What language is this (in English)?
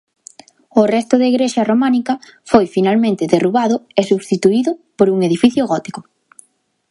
Galician